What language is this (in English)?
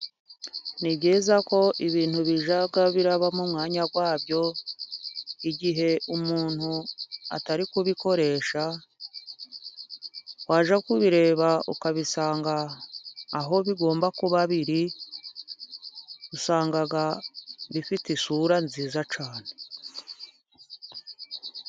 Kinyarwanda